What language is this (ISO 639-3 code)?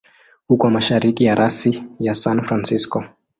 swa